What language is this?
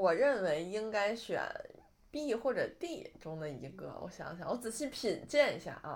Chinese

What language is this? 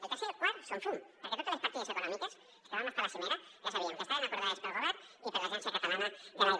Catalan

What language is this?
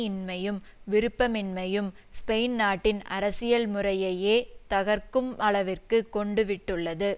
Tamil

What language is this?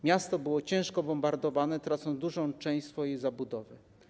Polish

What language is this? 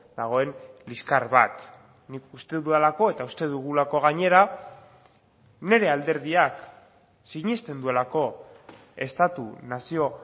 Basque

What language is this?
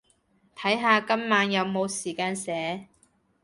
Cantonese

